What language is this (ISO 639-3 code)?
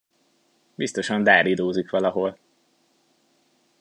hun